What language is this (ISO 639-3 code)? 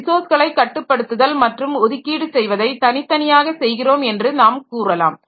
tam